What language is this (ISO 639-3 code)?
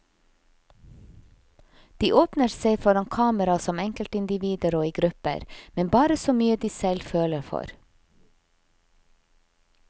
nor